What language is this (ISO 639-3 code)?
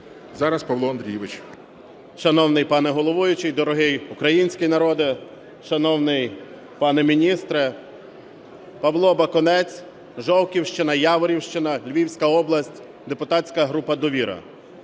ukr